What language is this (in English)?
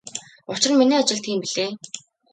Mongolian